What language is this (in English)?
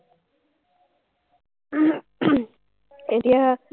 Assamese